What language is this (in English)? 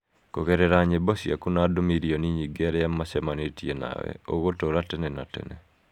Kikuyu